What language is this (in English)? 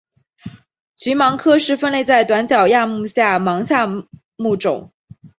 Chinese